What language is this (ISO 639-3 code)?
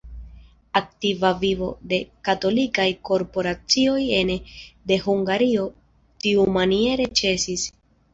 epo